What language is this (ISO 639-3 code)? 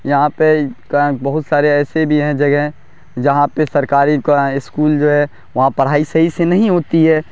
urd